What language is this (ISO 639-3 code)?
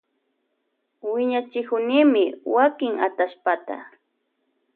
qvj